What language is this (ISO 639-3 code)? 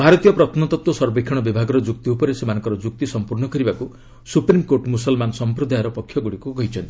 ori